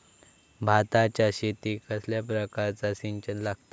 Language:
Marathi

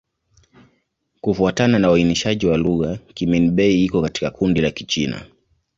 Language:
Swahili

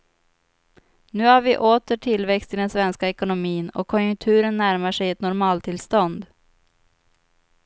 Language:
Swedish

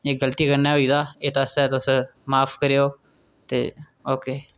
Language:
Dogri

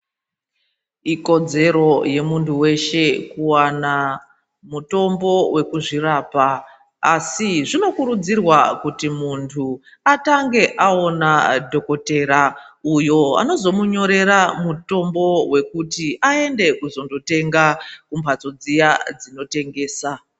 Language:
Ndau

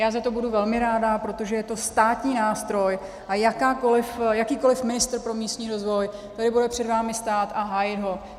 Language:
Czech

